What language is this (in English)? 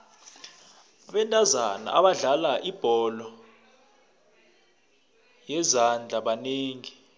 South Ndebele